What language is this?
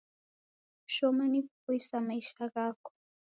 Taita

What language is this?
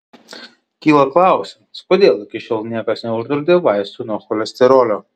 Lithuanian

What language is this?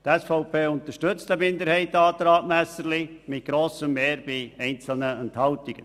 Swiss German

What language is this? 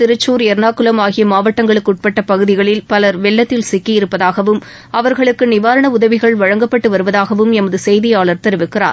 Tamil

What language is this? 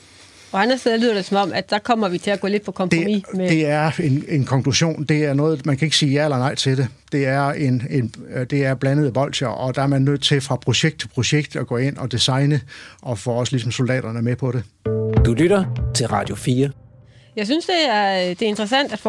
Danish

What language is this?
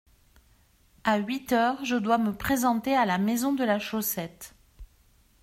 French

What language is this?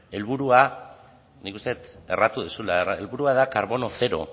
Basque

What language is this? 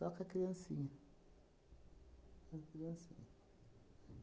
Portuguese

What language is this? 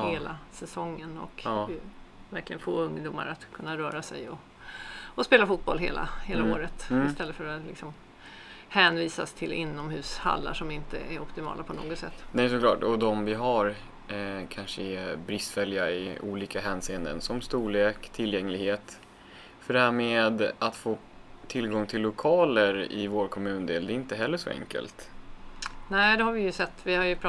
Swedish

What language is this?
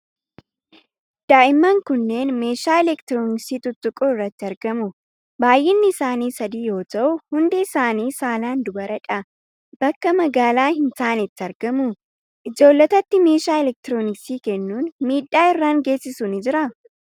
Oromo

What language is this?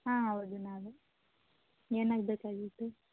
Kannada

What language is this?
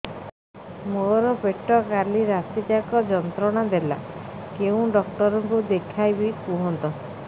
Odia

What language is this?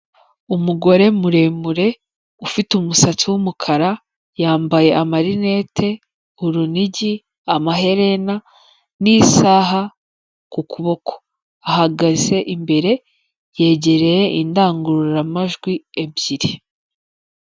Kinyarwanda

